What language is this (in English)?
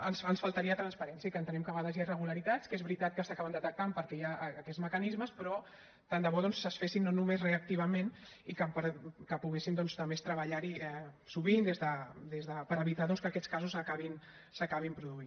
Catalan